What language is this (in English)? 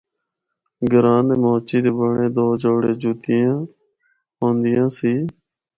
Northern Hindko